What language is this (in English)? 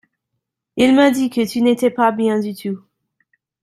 French